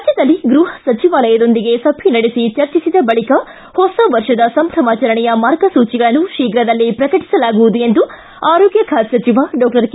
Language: Kannada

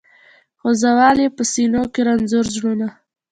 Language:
Pashto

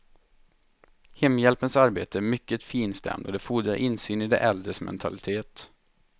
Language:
Swedish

